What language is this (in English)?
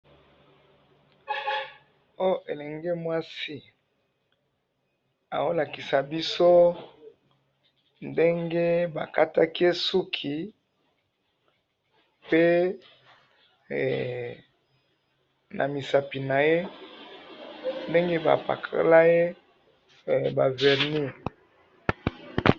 Lingala